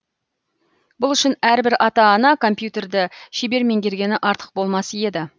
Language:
Kazakh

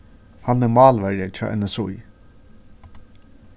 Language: Faroese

